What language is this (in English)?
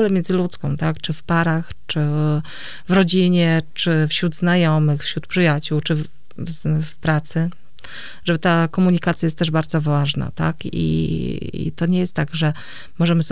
Polish